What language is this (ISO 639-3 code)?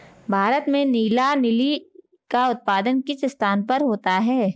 hin